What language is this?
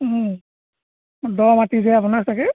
Assamese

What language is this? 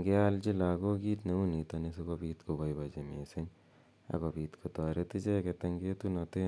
Kalenjin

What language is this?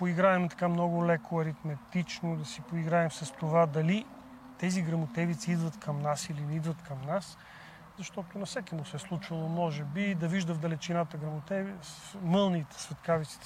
Bulgarian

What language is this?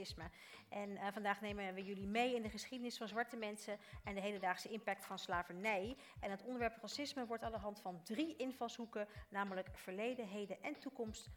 Dutch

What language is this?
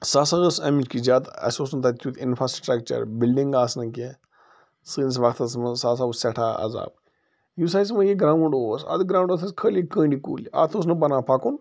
Kashmiri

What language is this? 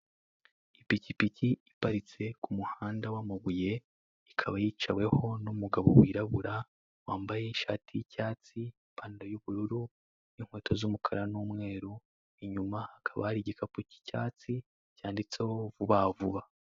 Kinyarwanda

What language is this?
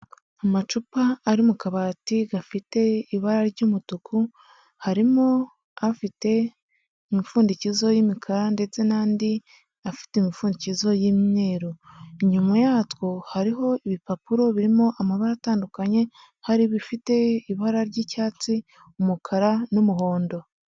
Kinyarwanda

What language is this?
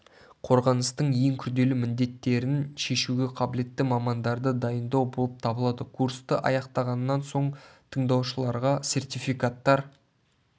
Kazakh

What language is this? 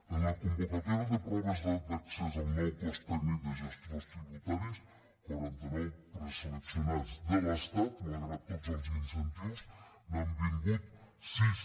Catalan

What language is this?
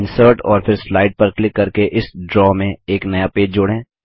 Hindi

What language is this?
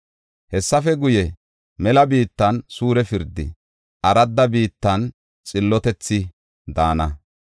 Gofa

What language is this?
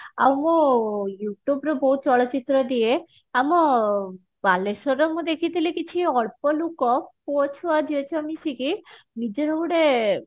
Odia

